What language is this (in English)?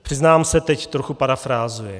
Czech